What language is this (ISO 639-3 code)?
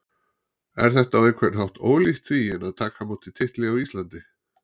isl